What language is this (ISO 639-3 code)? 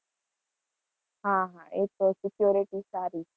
guj